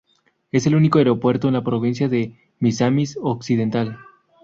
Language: Spanish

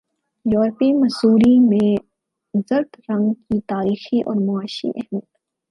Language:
Urdu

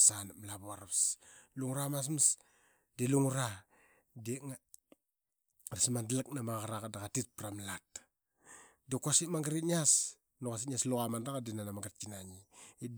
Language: Qaqet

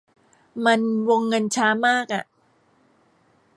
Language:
Thai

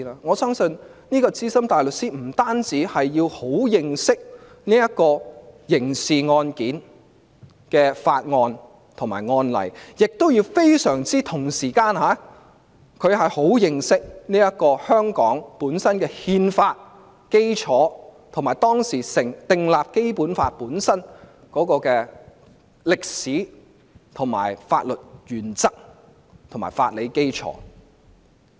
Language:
Cantonese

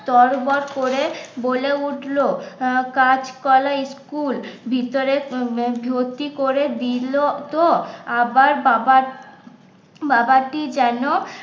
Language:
Bangla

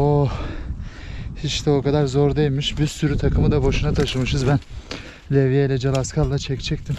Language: Turkish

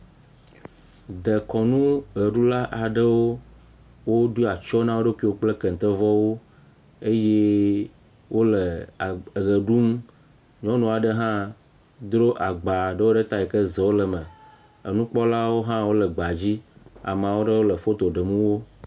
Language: Ewe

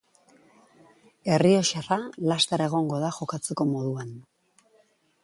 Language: Basque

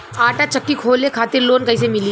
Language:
Bhojpuri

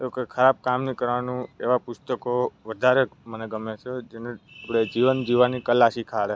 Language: Gujarati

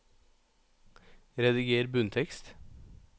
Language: Norwegian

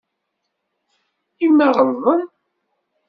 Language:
Kabyle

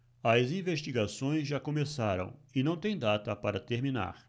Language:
Portuguese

